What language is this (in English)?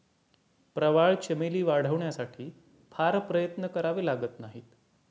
Marathi